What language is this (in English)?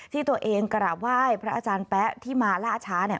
Thai